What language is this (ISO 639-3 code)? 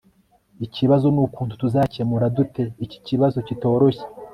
kin